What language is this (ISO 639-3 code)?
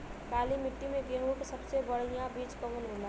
bho